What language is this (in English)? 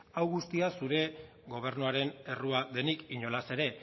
Basque